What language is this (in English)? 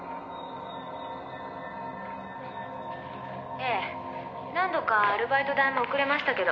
Japanese